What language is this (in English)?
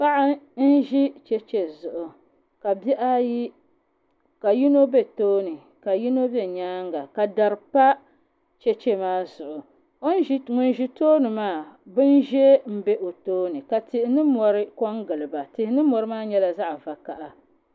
Dagbani